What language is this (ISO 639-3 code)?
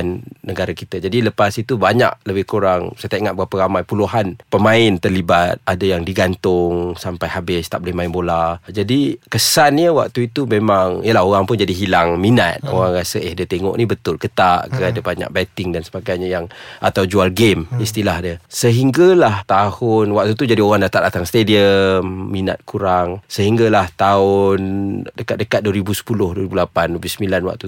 msa